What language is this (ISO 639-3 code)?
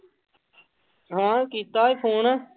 pan